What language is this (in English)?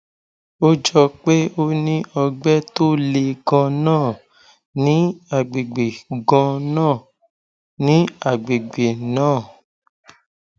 Yoruba